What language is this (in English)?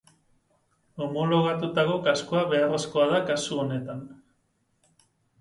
Basque